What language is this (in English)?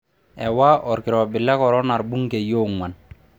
Masai